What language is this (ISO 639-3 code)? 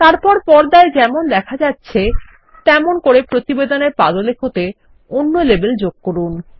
ben